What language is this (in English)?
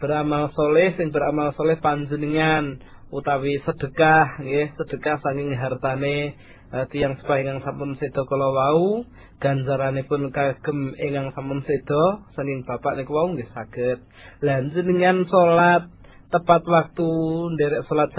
Malay